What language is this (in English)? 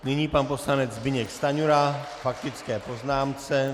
Czech